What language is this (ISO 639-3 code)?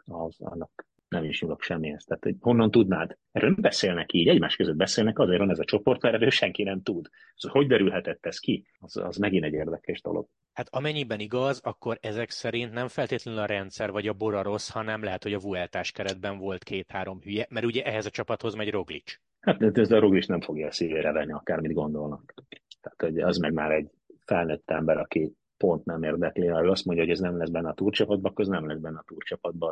hun